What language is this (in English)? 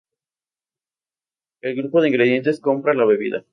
Spanish